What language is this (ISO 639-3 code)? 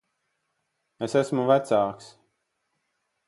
lav